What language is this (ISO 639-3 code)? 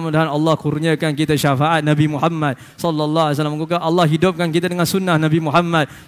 msa